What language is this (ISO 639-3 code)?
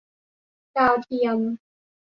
tha